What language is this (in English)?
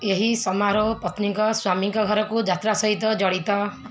Odia